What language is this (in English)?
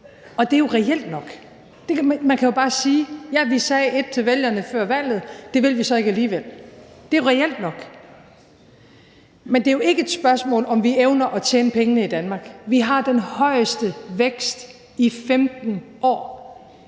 Danish